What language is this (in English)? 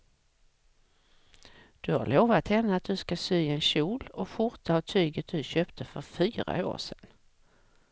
Swedish